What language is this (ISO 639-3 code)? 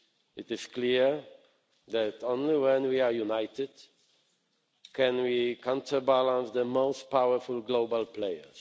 eng